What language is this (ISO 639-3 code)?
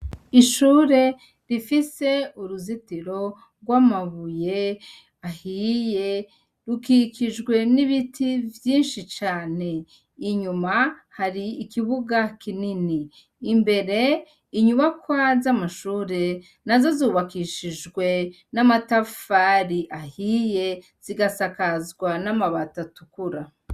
run